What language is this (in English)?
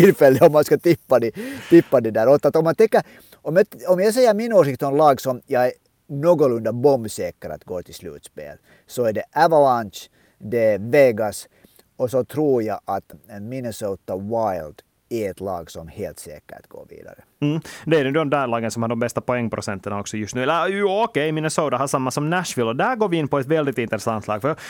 Swedish